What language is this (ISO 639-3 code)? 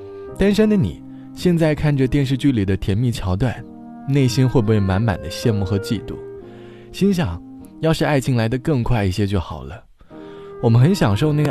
zho